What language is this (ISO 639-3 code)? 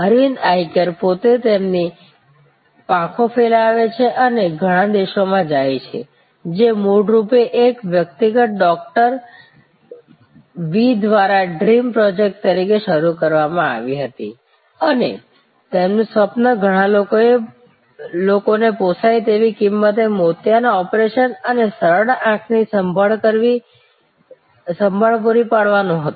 guj